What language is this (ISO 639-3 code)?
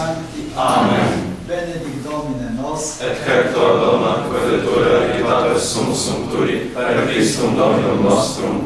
ukr